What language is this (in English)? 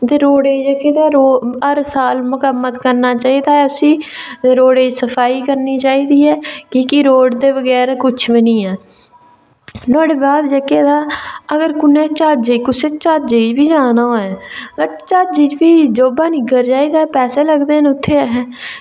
Dogri